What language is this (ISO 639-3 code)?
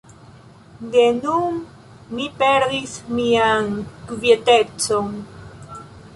epo